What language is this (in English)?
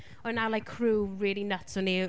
Welsh